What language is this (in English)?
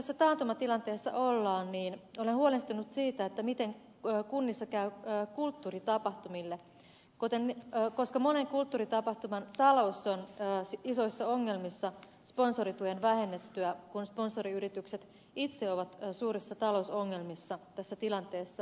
Finnish